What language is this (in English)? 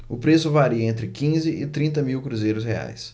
Portuguese